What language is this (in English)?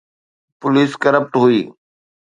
Sindhi